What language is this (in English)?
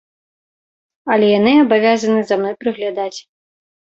Belarusian